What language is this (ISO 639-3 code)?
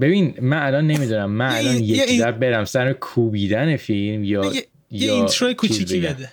fas